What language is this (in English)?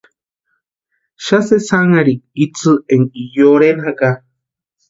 Western Highland Purepecha